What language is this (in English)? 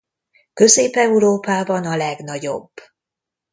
Hungarian